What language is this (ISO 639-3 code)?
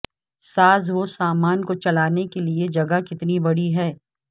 urd